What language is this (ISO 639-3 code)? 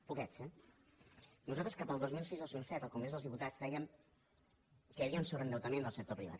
cat